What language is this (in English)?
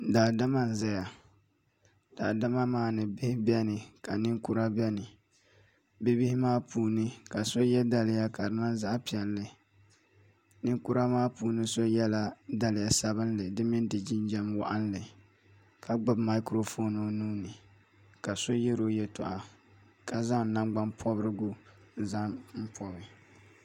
Dagbani